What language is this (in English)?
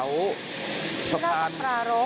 Thai